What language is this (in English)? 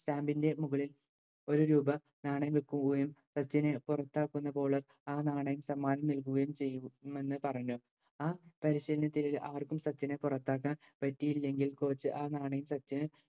Malayalam